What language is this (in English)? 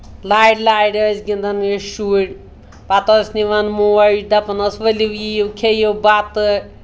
Kashmiri